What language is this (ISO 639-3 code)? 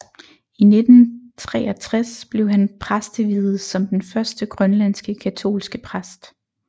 dan